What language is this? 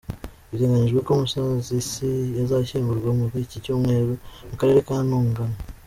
Kinyarwanda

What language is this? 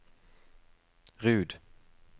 Norwegian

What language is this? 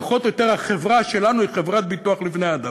Hebrew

